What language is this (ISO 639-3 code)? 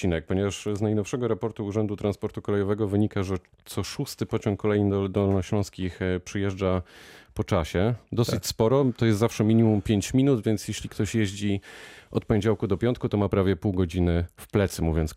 pol